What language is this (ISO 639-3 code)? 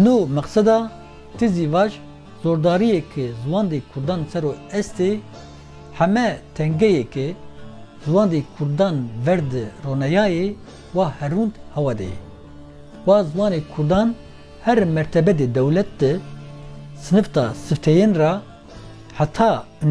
tur